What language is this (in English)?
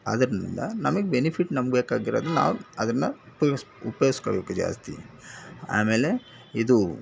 Kannada